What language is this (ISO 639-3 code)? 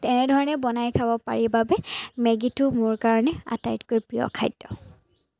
asm